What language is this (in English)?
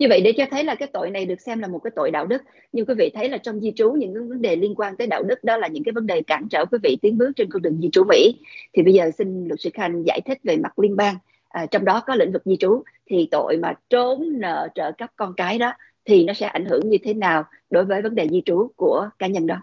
Vietnamese